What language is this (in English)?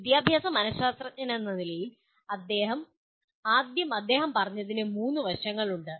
Malayalam